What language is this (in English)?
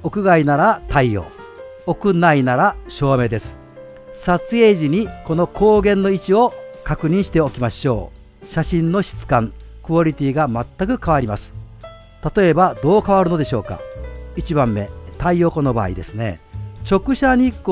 Japanese